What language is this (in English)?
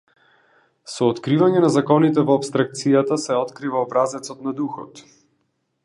Macedonian